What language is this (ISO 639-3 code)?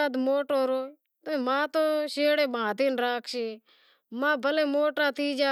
kxp